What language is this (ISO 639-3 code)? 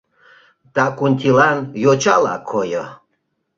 chm